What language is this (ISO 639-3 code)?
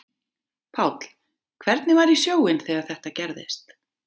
isl